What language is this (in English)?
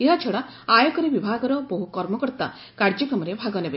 Odia